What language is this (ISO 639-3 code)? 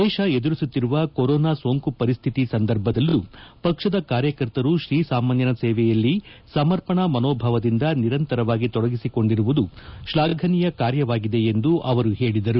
kan